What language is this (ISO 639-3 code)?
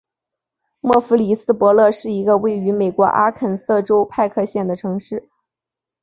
zho